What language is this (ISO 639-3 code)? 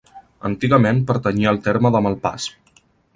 cat